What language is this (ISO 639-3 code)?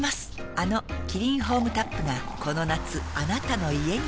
jpn